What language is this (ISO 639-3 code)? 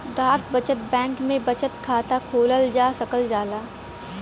bho